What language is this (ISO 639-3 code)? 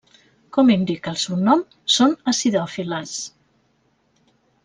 cat